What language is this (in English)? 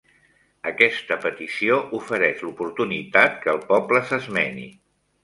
Catalan